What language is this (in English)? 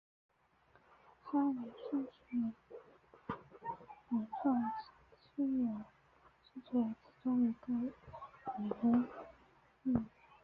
Chinese